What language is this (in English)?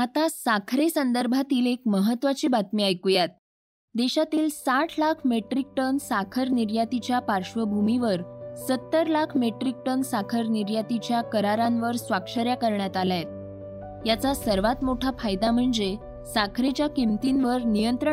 Marathi